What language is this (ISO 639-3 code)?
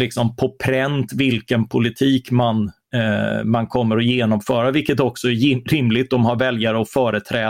swe